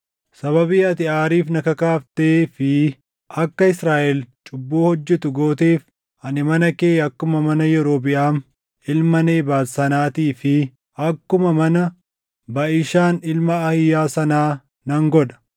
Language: Oromo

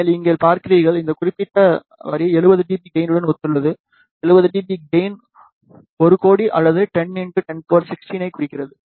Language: Tamil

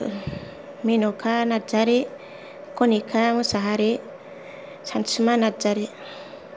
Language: Bodo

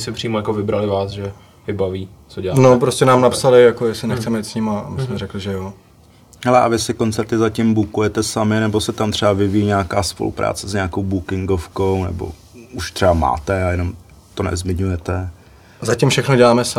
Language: Czech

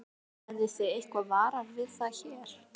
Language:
Icelandic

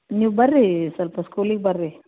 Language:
Kannada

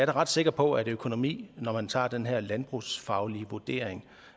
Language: Danish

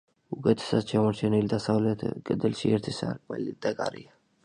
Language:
Georgian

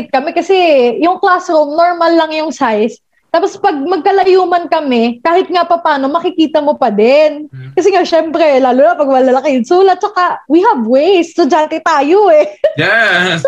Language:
Filipino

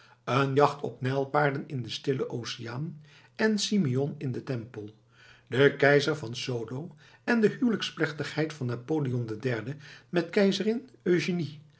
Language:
Dutch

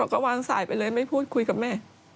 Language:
Thai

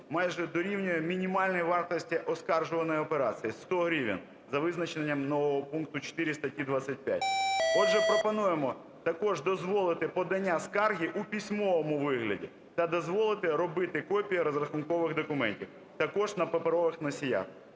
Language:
Ukrainian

